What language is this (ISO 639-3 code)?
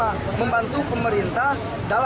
ind